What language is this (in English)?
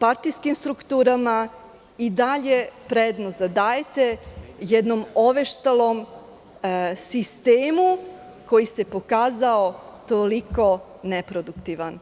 Serbian